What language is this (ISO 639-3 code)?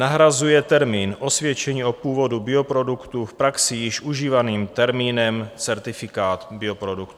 ces